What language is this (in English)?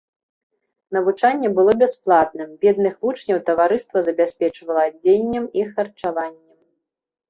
Belarusian